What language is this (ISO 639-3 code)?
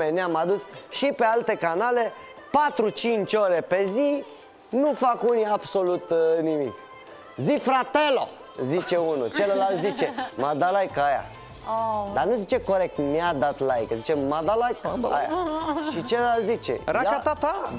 ron